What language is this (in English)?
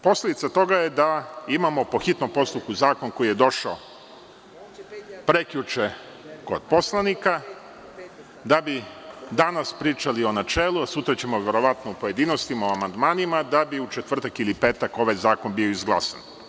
Serbian